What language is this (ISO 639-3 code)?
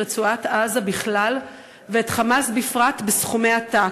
heb